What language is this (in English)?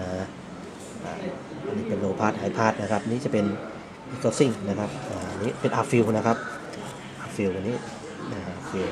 Thai